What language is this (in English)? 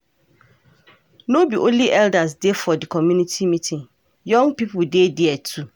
Nigerian Pidgin